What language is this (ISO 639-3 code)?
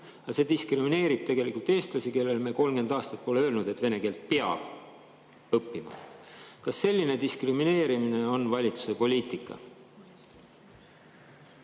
est